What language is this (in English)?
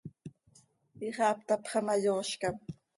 Seri